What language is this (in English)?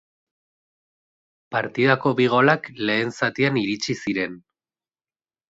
Basque